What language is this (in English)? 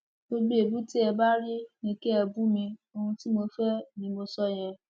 Yoruba